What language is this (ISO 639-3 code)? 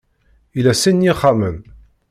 kab